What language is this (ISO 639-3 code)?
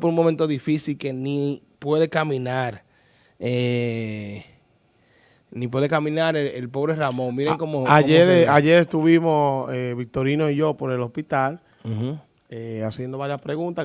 spa